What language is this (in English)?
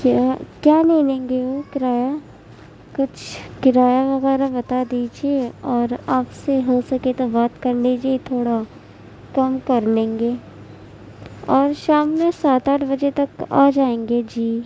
Urdu